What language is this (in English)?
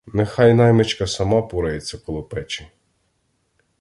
Ukrainian